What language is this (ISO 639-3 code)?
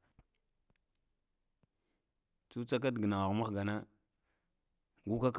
hia